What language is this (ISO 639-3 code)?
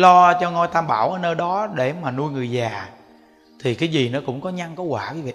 vie